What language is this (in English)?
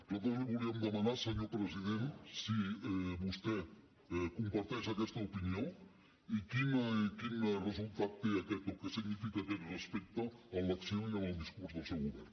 Catalan